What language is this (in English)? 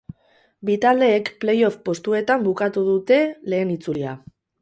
Basque